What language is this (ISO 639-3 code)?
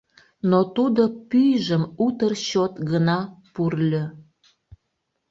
chm